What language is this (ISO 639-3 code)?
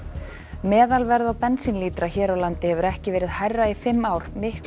isl